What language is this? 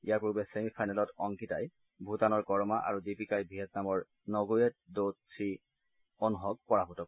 Assamese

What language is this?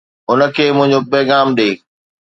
Sindhi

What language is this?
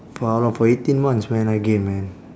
English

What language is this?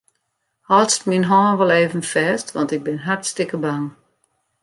Western Frisian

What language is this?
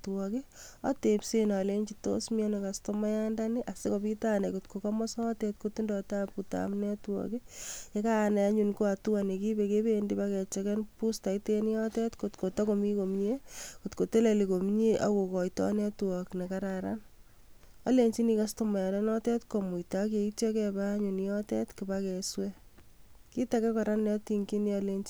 Kalenjin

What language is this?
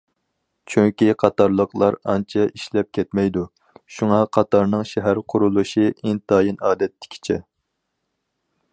Uyghur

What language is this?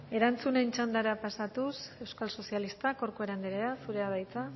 Basque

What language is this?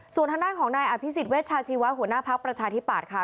Thai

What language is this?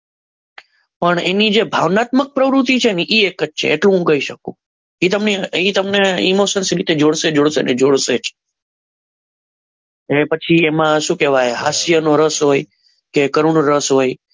Gujarati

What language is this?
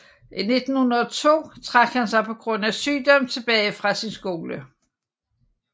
Danish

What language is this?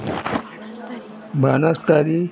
Konkani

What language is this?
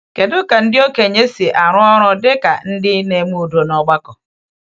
Igbo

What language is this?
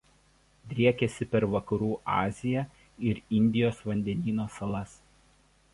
Lithuanian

